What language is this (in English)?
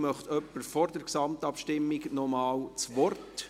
Swiss German